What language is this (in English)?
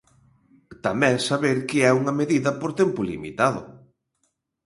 Galician